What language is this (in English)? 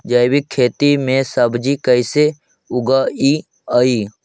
Magahi